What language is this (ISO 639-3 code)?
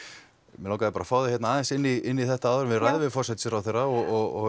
isl